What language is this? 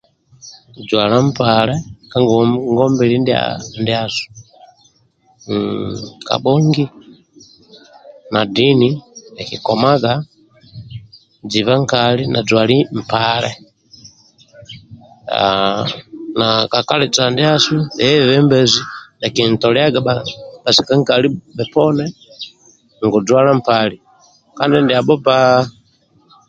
Amba (Uganda)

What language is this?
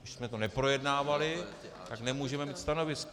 Czech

